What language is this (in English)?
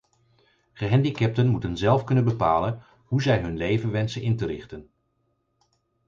Dutch